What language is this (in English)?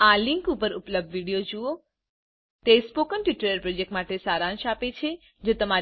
Gujarati